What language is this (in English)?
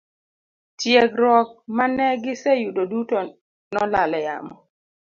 Luo (Kenya and Tanzania)